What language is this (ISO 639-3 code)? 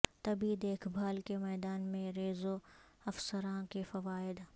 urd